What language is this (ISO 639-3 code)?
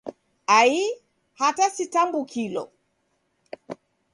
dav